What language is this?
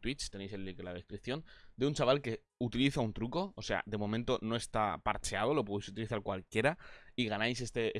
Spanish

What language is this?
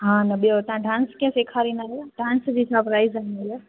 Sindhi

